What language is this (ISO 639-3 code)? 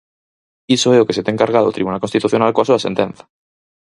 glg